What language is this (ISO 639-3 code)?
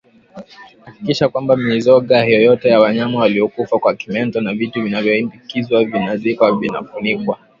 swa